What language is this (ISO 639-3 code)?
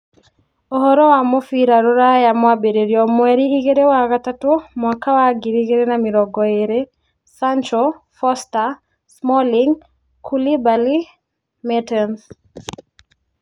kik